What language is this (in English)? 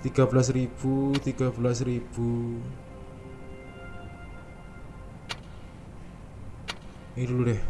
Indonesian